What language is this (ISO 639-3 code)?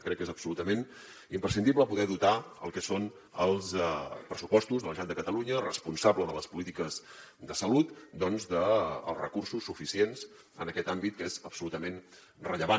cat